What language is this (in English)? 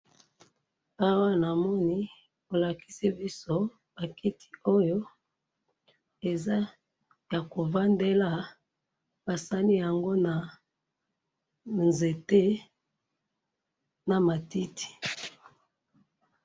Lingala